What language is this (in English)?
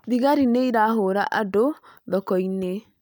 Kikuyu